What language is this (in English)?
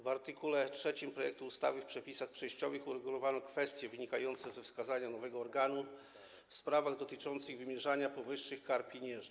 Polish